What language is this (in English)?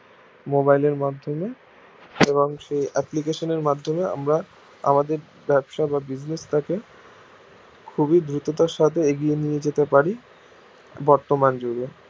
Bangla